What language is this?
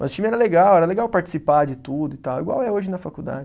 Portuguese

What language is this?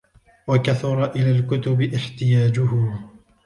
Arabic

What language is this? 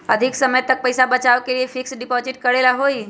Magahi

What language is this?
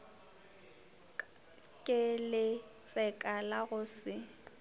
Northern Sotho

